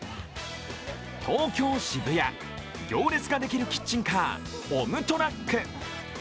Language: Japanese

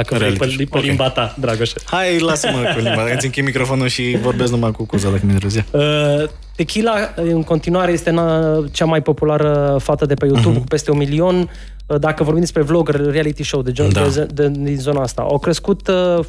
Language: Romanian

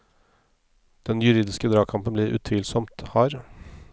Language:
Norwegian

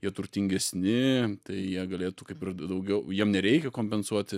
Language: Lithuanian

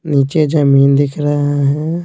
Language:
Hindi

